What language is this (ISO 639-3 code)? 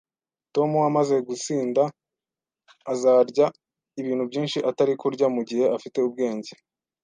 kin